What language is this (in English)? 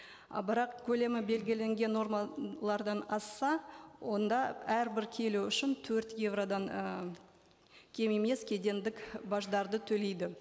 Kazakh